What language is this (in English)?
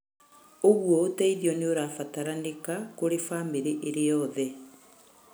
Kikuyu